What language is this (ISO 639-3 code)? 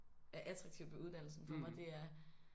dan